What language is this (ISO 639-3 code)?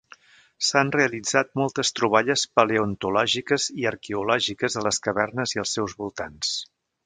cat